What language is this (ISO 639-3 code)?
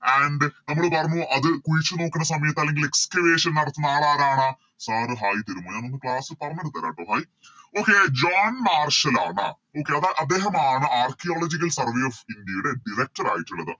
mal